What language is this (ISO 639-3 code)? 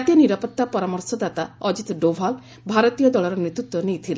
ori